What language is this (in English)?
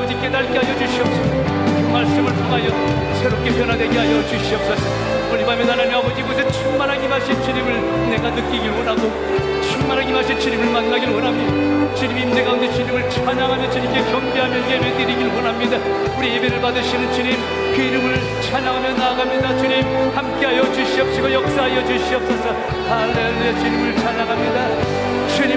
Korean